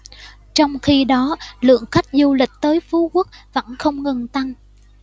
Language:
Vietnamese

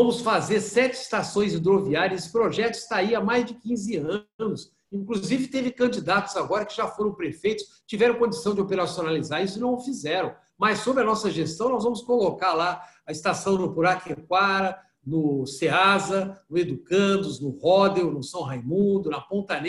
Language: Portuguese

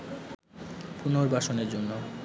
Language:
Bangla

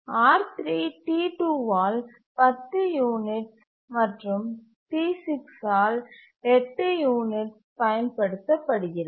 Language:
Tamil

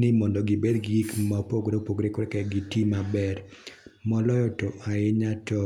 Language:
Luo (Kenya and Tanzania)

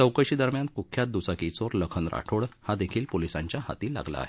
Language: Marathi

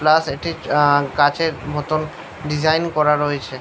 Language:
Bangla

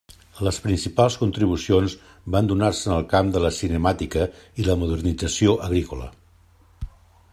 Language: Catalan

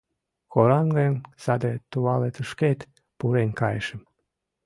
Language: Mari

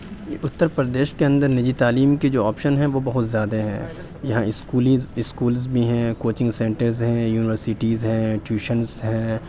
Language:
Urdu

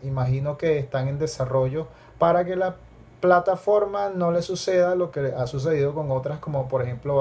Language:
Spanish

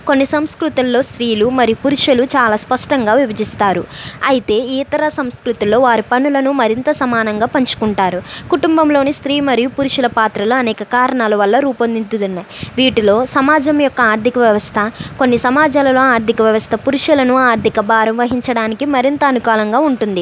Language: Telugu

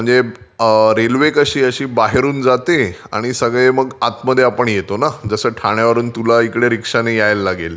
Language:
Marathi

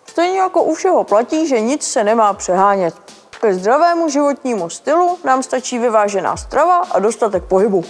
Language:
Czech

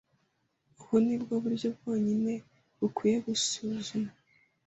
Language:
Kinyarwanda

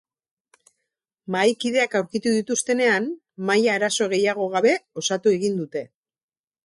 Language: Basque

